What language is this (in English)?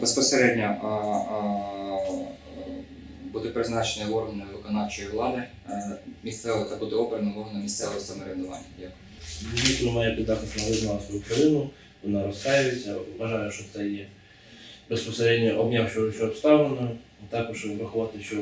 Ukrainian